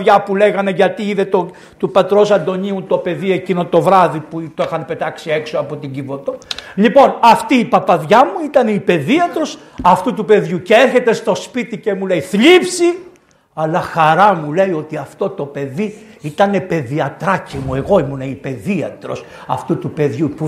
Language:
Greek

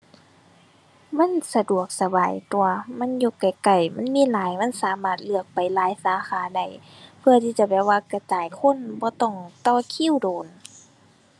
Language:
Thai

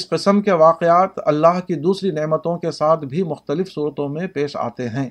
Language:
Urdu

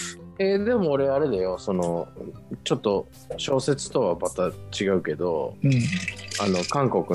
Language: Japanese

